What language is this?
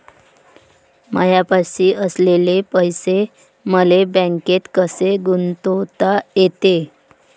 Marathi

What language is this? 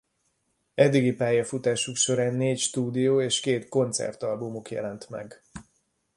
Hungarian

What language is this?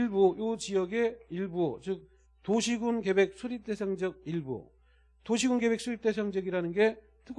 Korean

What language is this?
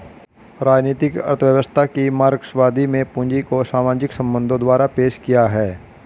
Hindi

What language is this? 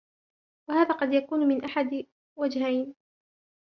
Arabic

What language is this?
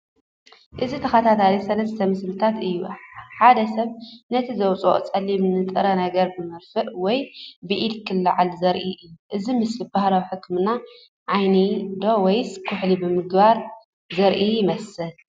Tigrinya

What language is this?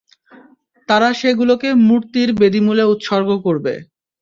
Bangla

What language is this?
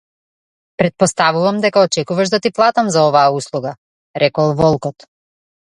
Macedonian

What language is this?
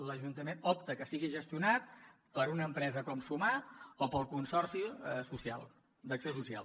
Catalan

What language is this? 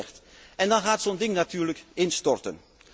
Dutch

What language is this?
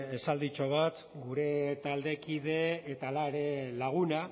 Basque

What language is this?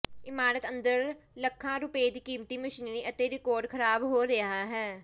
Punjabi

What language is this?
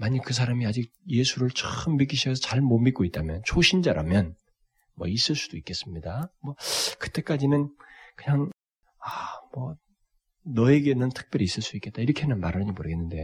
Korean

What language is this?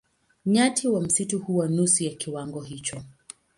Swahili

